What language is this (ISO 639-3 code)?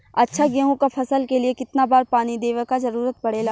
bho